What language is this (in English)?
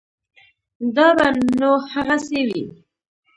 Pashto